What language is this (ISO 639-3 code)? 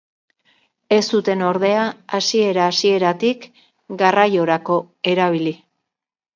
eus